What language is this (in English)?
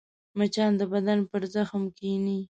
Pashto